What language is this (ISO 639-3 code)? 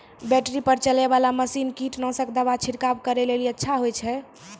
mai